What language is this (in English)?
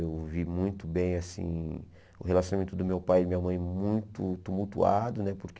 Portuguese